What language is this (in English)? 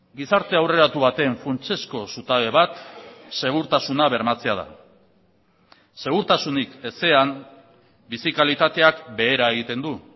Basque